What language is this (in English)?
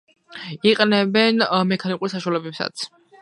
Georgian